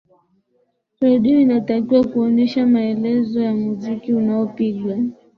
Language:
Swahili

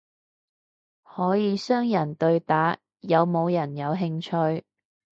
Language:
Cantonese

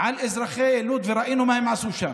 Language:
Hebrew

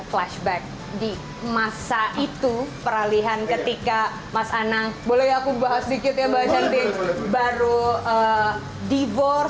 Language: Indonesian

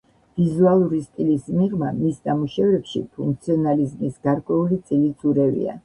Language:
Georgian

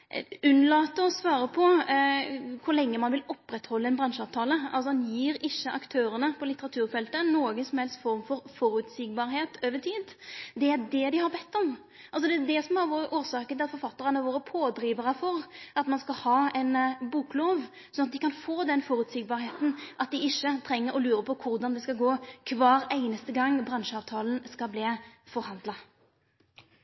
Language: Norwegian Nynorsk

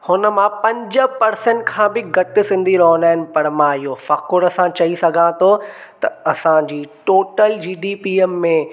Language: Sindhi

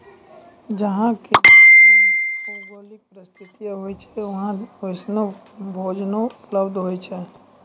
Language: Maithili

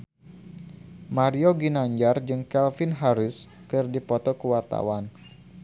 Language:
Sundanese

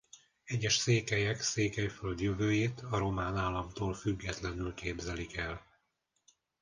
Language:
Hungarian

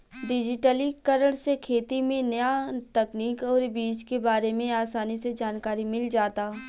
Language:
Bhojpuri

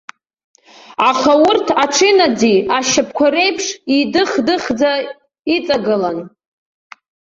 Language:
Abkhazian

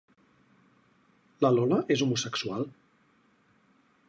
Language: Catalan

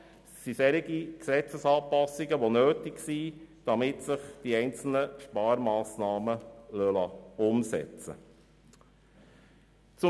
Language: Swiss German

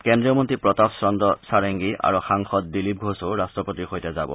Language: Assamese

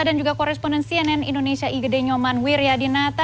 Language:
Indonesian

